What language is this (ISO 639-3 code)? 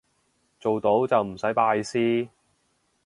yue